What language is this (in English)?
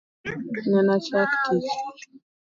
Luo (Kenya and Tanzania)